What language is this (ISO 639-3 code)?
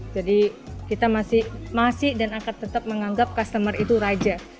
ind